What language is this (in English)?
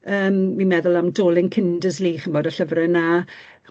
Welsh